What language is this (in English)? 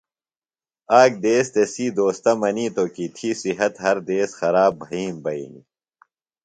Phalura